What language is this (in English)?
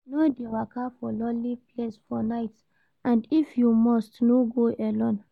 Nigerian Pidgin